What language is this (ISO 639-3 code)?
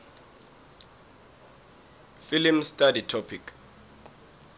nbl